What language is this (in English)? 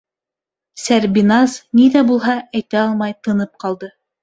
Bashkir